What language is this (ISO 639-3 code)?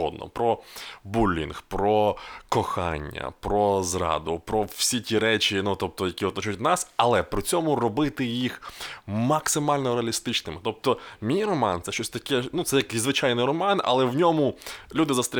ukr